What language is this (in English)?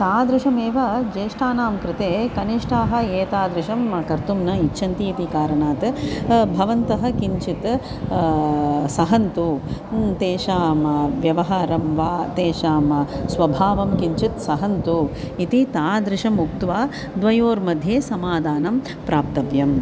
Sanskrit